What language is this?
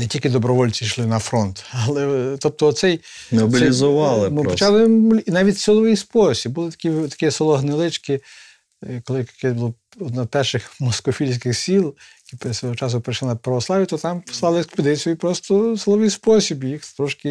Ukrainian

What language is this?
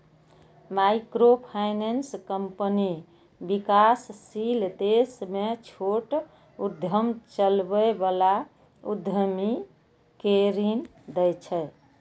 Maithili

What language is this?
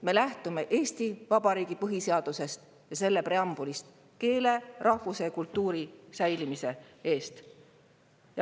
Estonian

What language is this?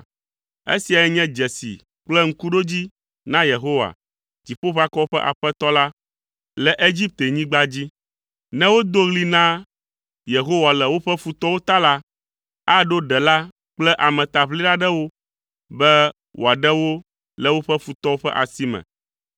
Ewe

